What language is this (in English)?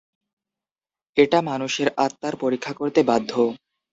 Bangla